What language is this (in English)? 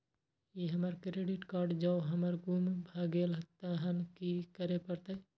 Maithili